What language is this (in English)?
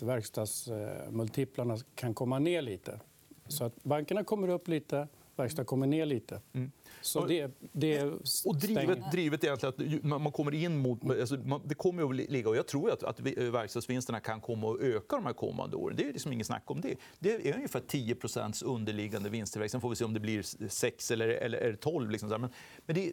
Swedish